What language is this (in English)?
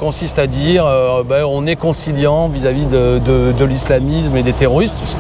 French